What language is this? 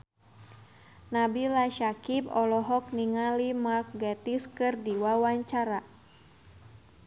Sundanese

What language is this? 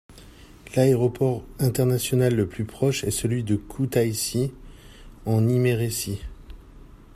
French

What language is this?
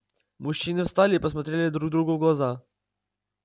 Russian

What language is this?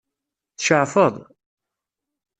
Kabyle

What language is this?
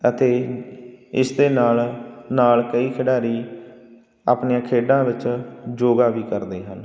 Punjabi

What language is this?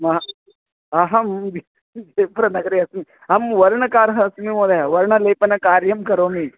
Sanskrit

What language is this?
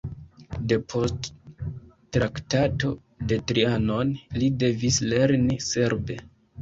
Esperanto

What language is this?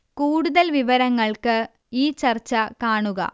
Malayalam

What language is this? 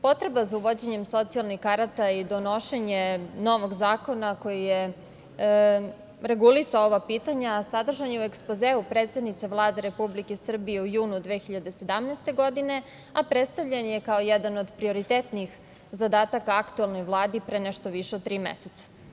Serbian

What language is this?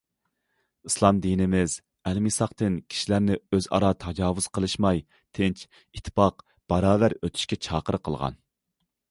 Uyghur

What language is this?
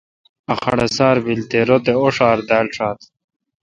Kalkoti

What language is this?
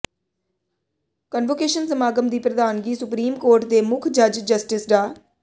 Punjabi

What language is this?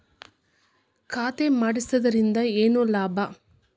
Kannada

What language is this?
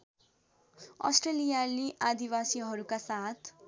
Nepali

